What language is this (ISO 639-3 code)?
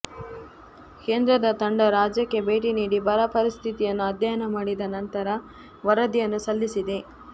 kan